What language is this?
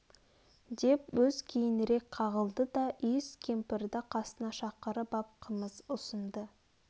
Kazakh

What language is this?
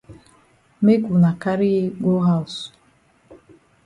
Cameroon Pidgin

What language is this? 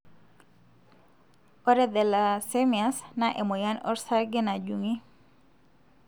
Masai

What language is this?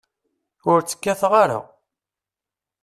Kabyle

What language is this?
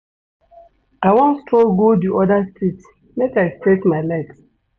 Nigerian Pidgin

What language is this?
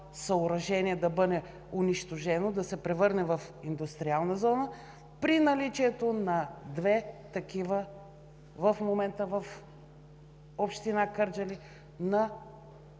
Bulgarian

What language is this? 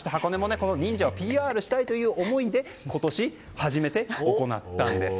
Japanese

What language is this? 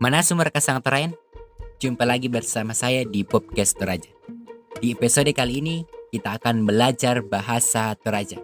Indonesian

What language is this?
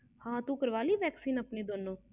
Punjabi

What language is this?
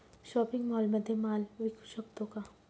Marathi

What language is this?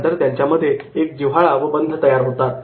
Marathi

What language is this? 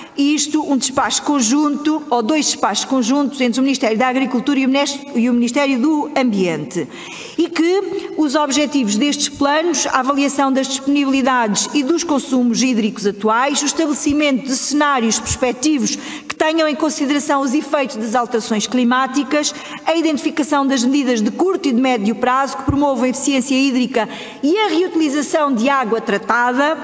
Portuguese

